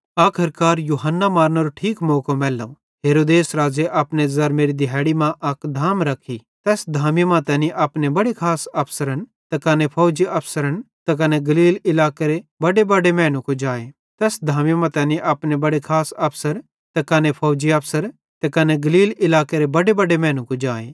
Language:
Bhadrawahi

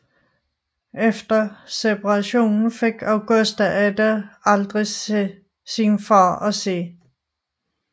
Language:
Danish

